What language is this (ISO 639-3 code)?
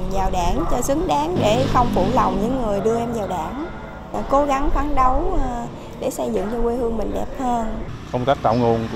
vie